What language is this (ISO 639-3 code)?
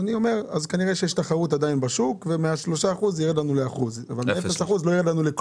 heb